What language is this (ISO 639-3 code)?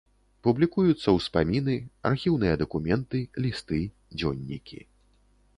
bel